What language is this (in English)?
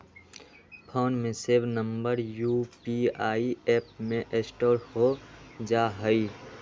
Magahi